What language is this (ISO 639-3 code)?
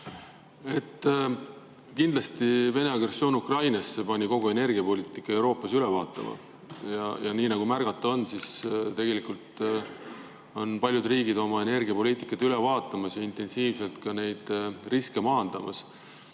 est